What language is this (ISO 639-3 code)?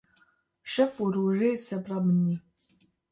kur